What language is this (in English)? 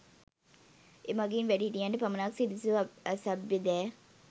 Sinhala